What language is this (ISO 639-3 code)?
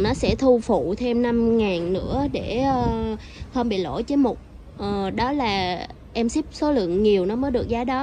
vie